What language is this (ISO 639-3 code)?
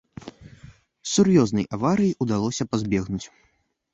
bel